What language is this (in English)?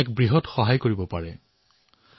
Assamese